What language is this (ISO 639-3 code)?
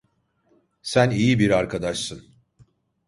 tur